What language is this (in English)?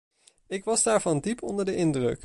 Dutch